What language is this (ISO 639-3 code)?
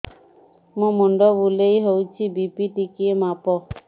ori